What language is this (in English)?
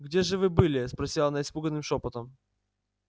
Russian